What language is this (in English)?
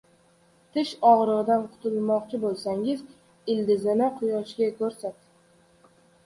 Uzbek